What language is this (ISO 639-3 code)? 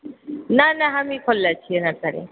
mai